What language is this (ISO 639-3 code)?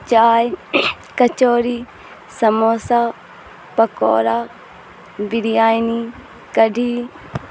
urd